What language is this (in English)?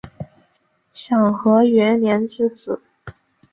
Chinese